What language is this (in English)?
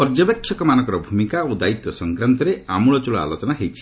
Odia